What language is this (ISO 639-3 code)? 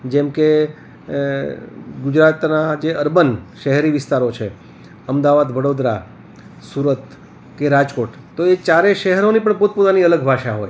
guj